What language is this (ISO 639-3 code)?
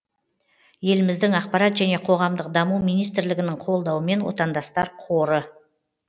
kaz